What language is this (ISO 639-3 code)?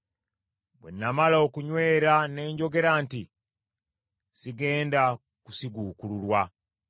lug